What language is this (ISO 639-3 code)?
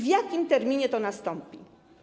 pol